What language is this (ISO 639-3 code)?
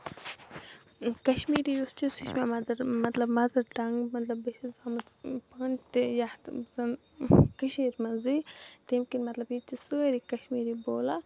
kas